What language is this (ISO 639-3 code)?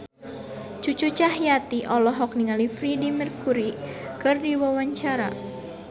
sun